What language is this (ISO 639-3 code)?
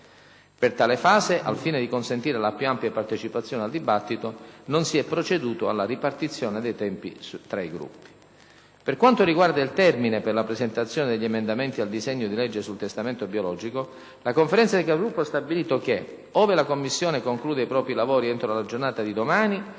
ita